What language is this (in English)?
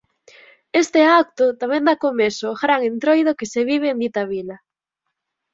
Galician